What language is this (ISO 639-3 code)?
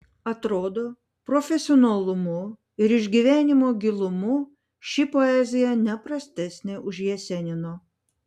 lit